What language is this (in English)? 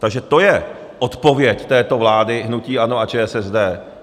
Czech